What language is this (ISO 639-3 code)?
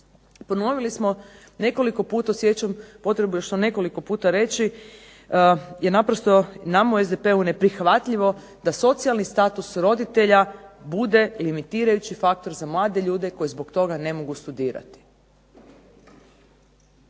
hrv